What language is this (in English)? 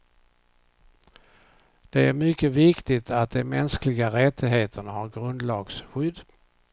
Swedish